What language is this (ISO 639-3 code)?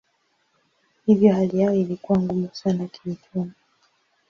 swa